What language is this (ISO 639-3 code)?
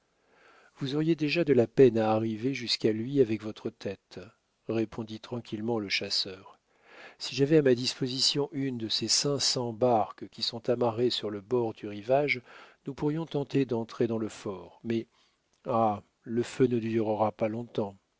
fra